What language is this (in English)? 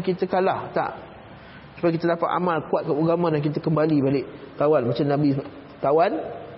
Malay